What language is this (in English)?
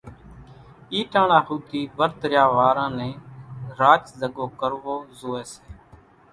Kachi Koli